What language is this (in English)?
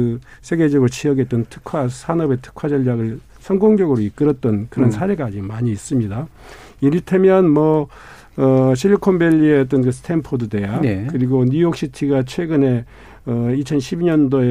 Korean